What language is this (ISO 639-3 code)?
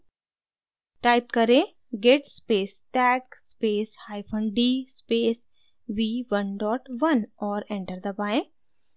hin